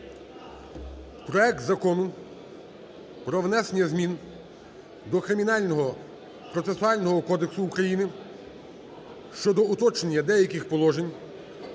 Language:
Ukrainian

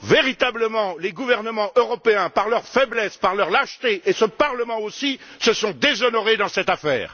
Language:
French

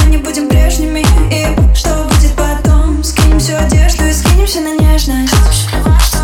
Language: Russian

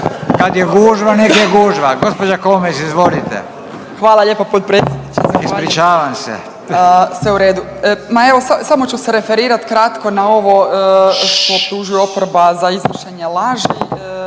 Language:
Croatian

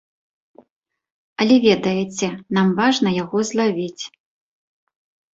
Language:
Belarusian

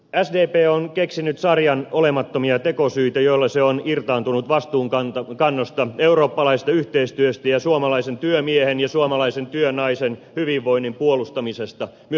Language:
Finnish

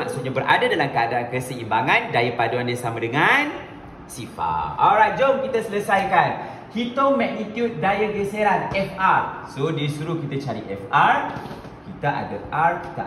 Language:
Malay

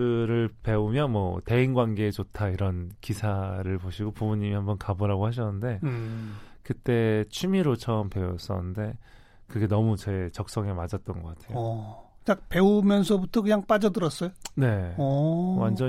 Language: Korean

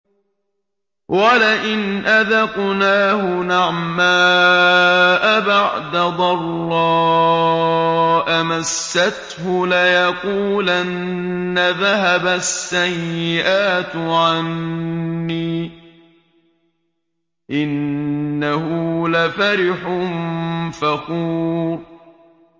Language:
Arabic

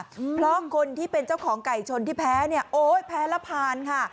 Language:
Thai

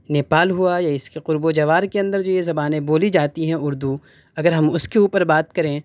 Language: Urdu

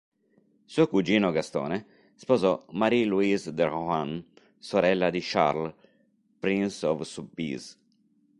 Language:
Italian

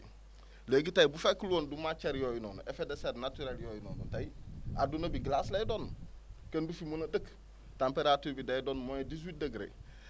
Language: Wolof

